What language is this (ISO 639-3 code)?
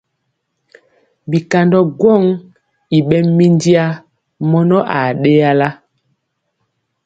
mcx